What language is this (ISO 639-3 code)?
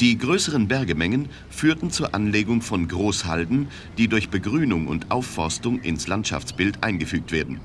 deu